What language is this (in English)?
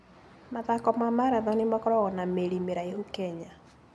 Kikuyu